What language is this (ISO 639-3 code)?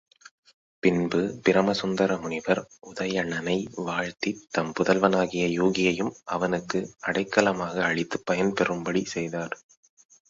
tam